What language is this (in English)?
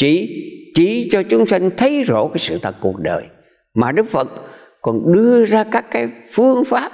Vietnamese